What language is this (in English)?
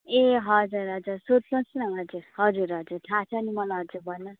Nepali